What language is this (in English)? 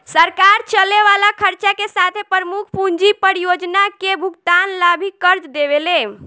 Bhojpuri